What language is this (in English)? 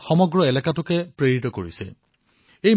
Assamese